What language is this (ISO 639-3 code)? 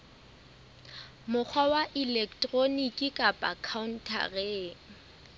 sot